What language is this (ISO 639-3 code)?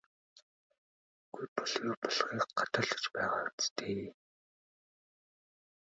mon